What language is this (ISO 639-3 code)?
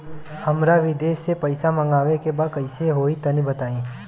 bho